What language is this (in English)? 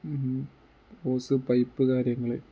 Malayalam